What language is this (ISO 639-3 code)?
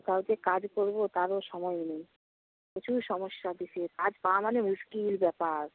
ben